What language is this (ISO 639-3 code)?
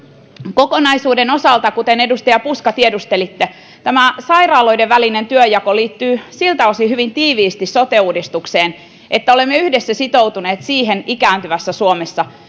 fin